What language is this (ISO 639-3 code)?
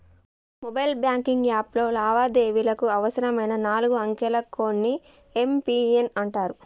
tel